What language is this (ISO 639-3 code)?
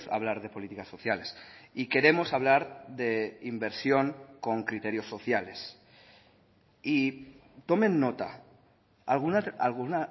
spa